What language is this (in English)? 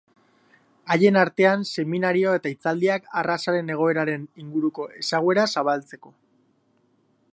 Basque